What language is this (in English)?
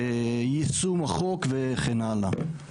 Hebrew